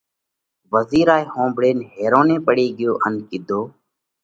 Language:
Parkari Koli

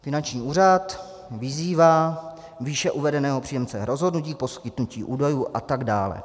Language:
Czech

